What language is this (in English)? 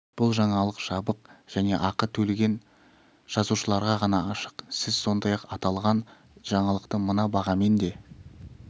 Kazakh